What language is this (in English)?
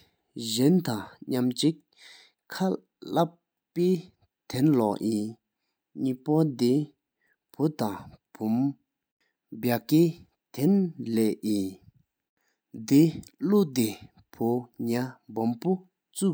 Sikkimese